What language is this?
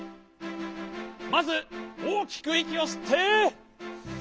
Japanese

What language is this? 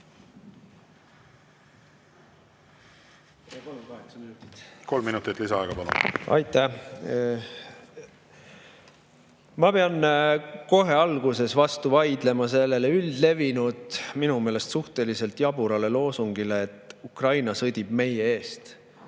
Estonian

